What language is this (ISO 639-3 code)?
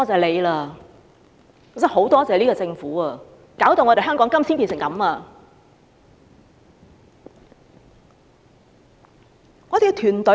yue